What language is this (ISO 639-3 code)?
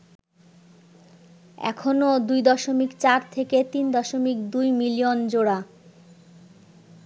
ben